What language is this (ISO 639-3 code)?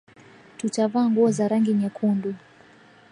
swa